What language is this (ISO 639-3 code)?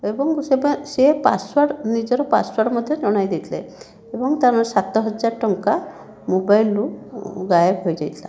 ori